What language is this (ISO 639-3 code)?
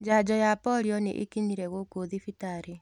kik